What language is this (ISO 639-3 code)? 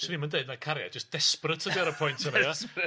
cym